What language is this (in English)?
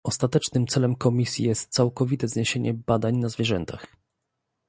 Polish